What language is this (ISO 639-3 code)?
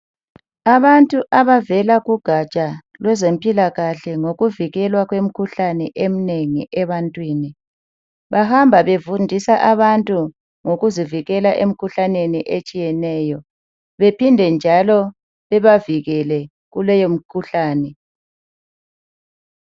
nde